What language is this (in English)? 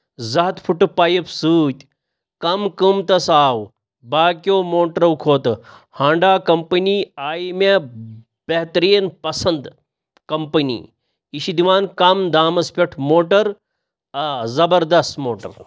Kashmiri